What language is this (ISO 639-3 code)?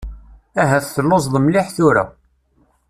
kab